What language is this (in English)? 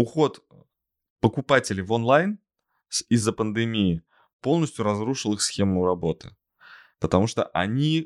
Russian